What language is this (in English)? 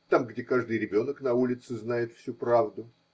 Russian